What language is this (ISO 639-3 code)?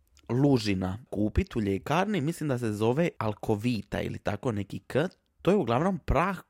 hrv